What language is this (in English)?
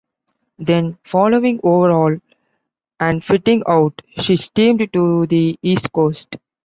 English